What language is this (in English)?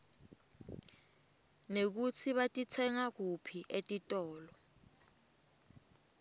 Swati